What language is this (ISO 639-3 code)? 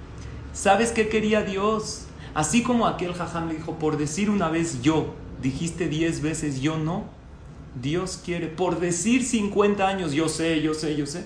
spa